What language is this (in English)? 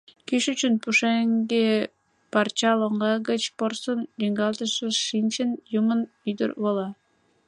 Mari